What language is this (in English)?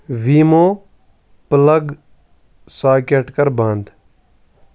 Kashmiri